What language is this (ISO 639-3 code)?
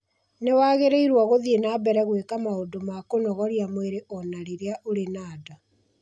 kik